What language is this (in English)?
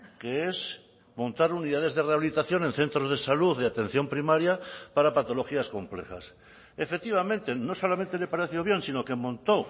Spanish